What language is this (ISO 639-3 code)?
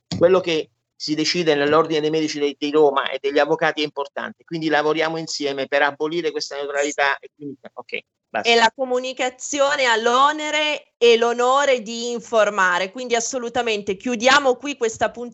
ita